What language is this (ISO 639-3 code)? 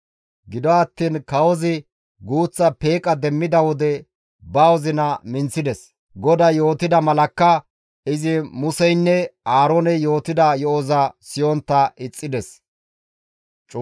gmv